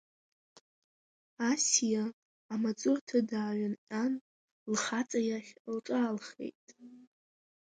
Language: Abkhazian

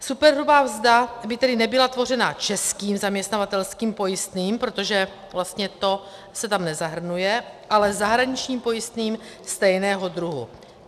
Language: Czech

